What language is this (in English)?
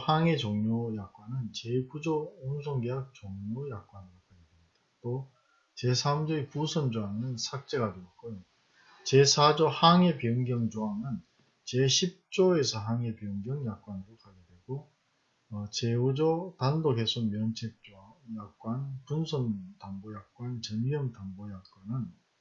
Korean